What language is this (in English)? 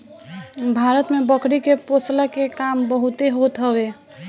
Bhojpuri